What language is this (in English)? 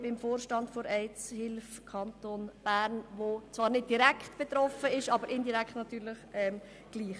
Swiss German